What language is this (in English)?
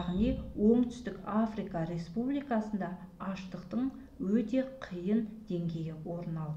Russian